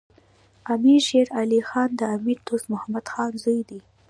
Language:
Pashto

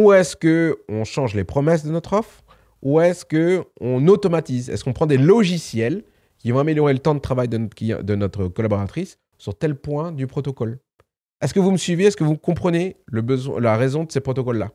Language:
French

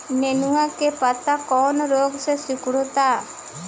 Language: Bhojpuri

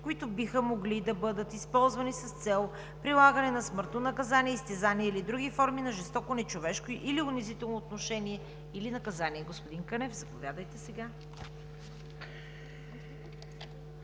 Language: Bulgarian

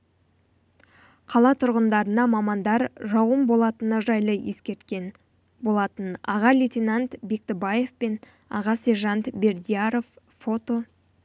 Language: Kazakh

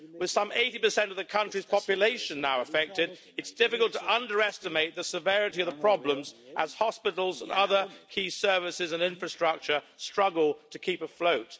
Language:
English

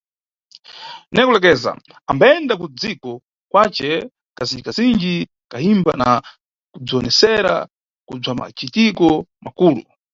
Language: Nyungwe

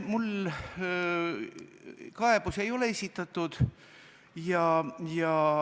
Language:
Estonian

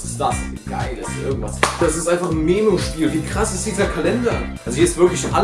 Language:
German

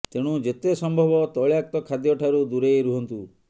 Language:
Odia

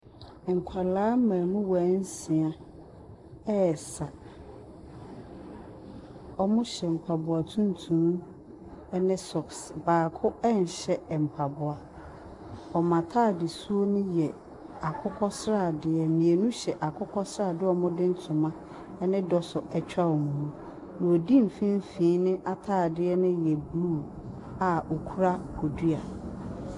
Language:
Akan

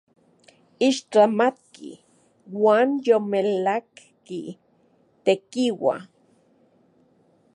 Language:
Central Puebla Nahuatl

